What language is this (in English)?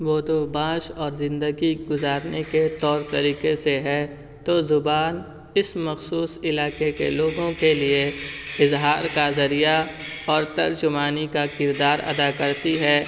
Urdu